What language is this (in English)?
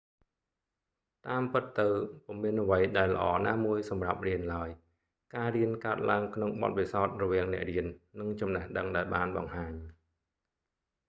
Khmer